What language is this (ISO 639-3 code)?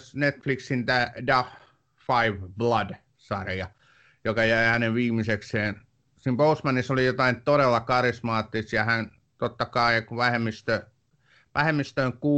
fin